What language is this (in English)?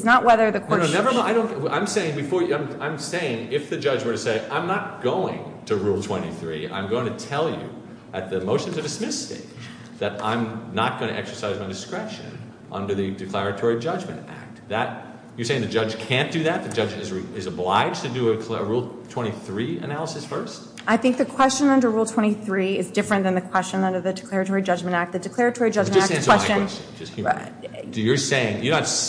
English